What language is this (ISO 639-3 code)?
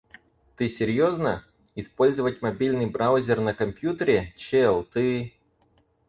rus